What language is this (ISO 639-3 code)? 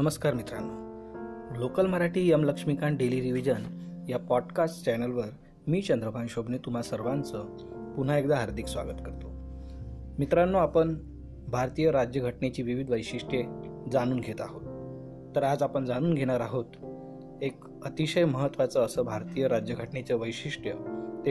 mar